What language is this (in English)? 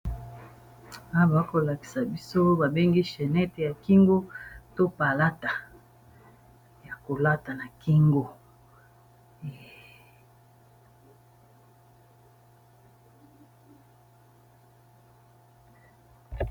Lingala